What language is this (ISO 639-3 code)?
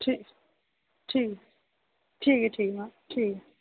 doi